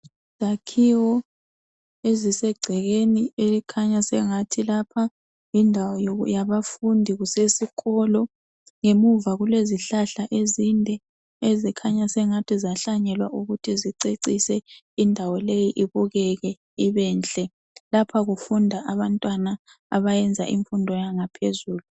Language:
North Ndebele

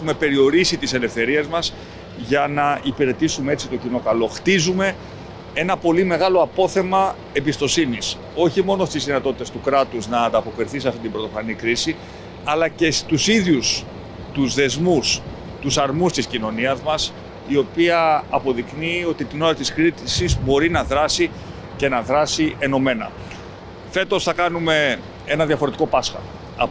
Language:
Greek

